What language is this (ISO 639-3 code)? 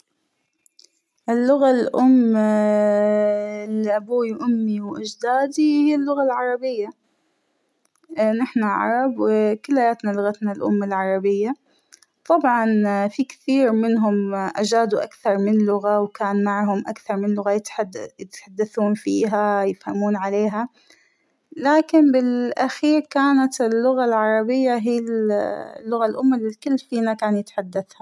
acw